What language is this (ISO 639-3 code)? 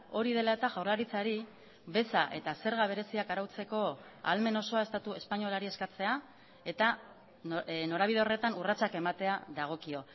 eus